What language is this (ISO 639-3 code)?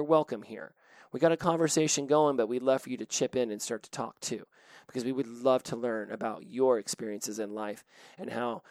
eng